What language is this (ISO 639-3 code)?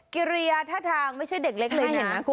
tha